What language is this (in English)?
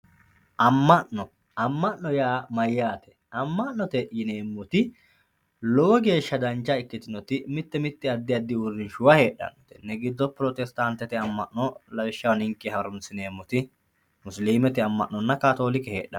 Sidamo